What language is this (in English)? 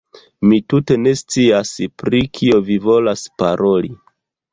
Esperanto